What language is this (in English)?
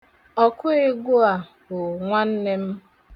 Igbo